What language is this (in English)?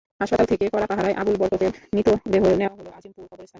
Bangla